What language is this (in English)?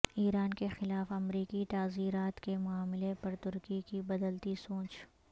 Urdu